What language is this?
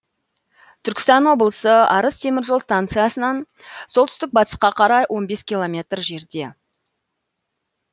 Kazakh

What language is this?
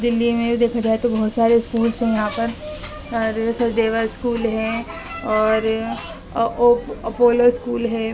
Urdu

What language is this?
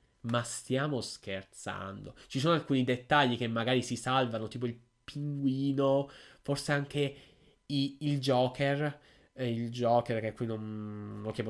Italian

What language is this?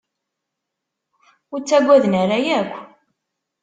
Kabyle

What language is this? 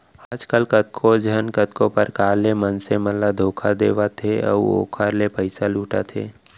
Chhattisgarhi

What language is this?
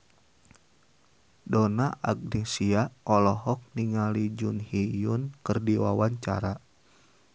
Sundanese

